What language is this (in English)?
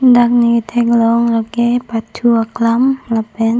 Karbi